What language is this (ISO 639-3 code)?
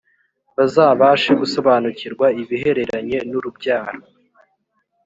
kin